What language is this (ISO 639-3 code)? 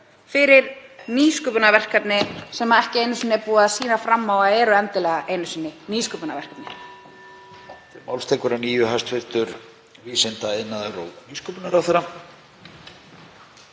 isl